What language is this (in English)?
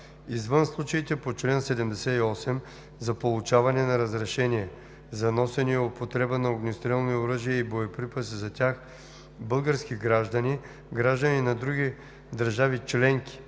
Bulgarian